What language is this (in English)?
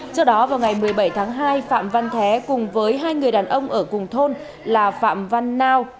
Vietnamese